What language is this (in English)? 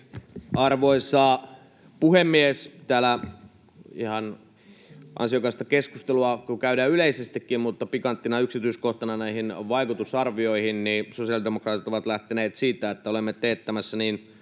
Finnish